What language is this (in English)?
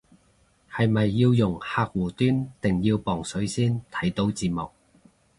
Cantonese